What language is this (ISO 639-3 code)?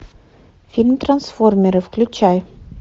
rus